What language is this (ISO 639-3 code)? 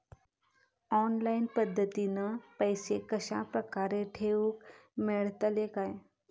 mar